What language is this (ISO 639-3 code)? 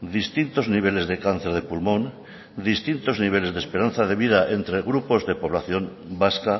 spa